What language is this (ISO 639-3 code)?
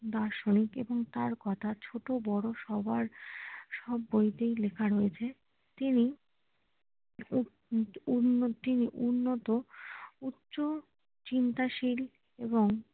ben